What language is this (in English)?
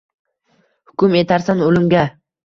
Uzbek